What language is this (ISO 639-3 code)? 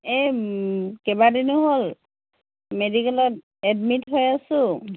asm